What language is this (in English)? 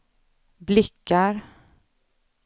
Swedish